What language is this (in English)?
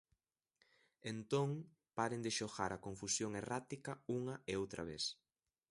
Galician